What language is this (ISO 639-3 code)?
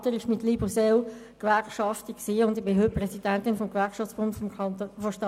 gsw